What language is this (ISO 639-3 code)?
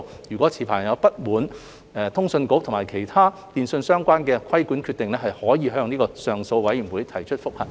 yue